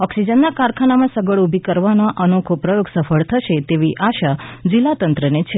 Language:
Gujarati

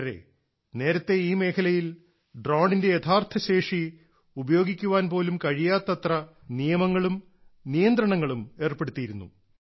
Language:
Malayalam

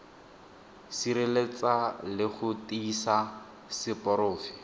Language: Tswana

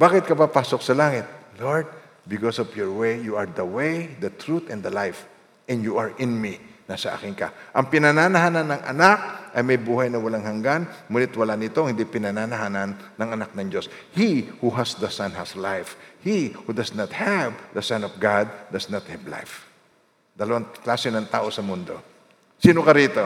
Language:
Filipino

